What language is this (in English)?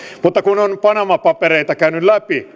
Finnish